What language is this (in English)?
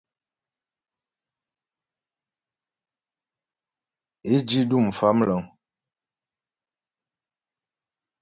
Ghomala